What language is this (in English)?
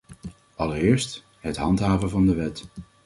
Dutch